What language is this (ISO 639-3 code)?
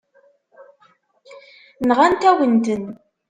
kab